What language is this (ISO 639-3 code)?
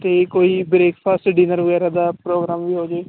pan